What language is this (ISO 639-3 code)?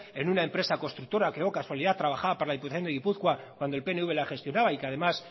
spa